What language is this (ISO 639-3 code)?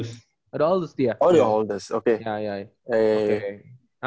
ind